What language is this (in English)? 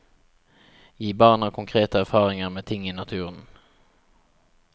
Norwegian